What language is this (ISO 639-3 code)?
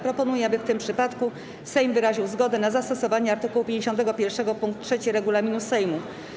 pol